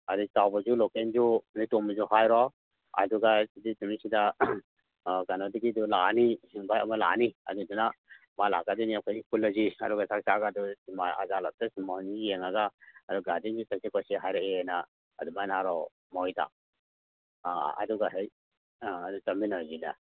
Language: Manipuri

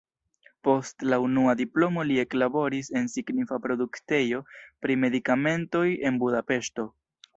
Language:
Esperanto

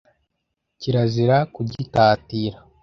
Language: Kinyarwanda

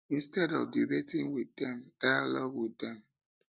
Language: Nigerian Pidgin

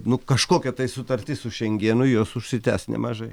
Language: Lithuanian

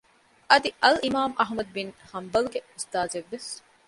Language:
Divehi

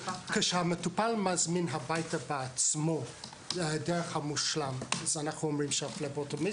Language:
Hebrew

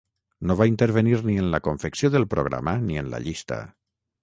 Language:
Catalan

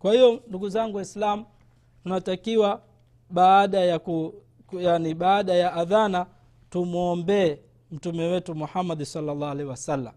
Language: Swahili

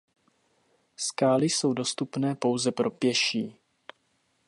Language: Czech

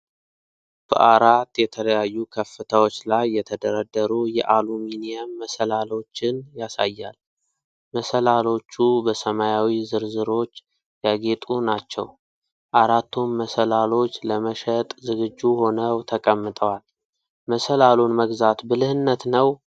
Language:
Amharic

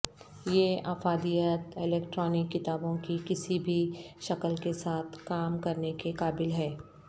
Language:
Urdu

